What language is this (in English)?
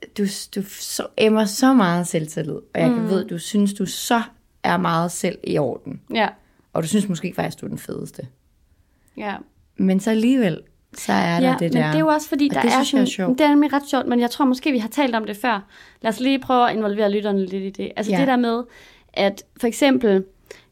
Danish